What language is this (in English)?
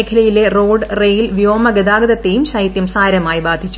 Malayalam